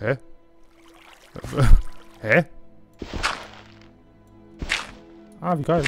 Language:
German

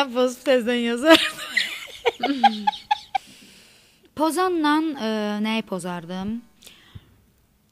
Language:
Turkish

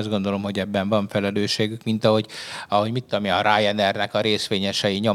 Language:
Hungarian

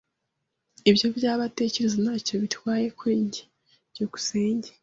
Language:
Kinyarwanda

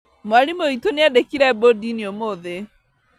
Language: Kikuyu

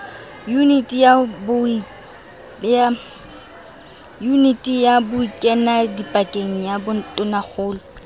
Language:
Southern Sotho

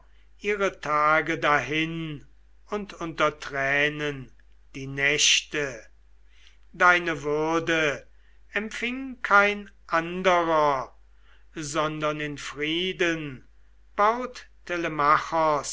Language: German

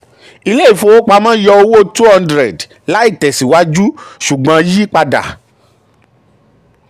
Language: Yoruba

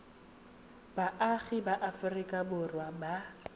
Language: Tswana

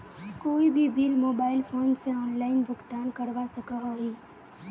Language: Magahi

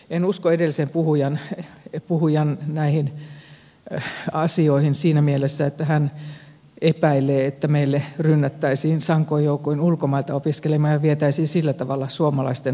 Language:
Finnish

